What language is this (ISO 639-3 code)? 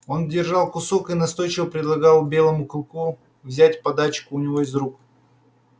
rus